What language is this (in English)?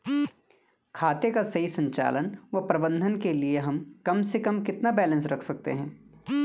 Hindi